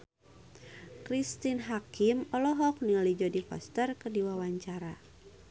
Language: Sundanese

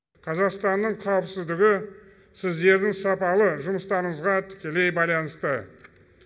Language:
Kazakh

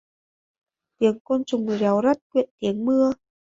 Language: Vietnamese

